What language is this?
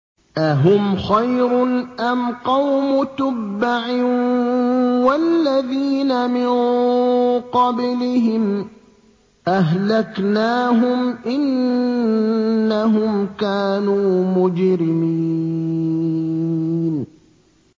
Arabic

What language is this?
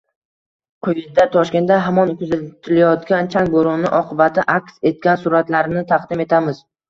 Uzbek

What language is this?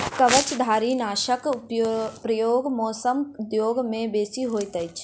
Maithili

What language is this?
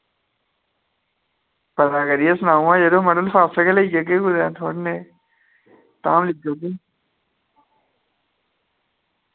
Dogri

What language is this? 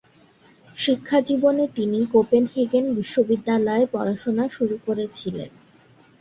Bangla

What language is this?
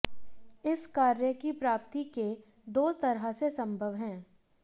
Hindi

